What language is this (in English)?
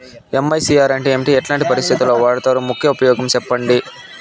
Telugu